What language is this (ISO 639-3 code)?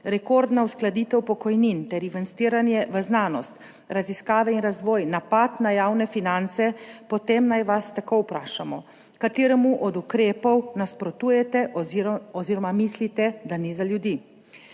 slv